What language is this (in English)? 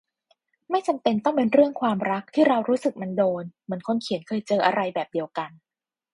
Thai